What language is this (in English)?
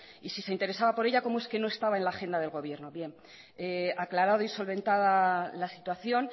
Spanish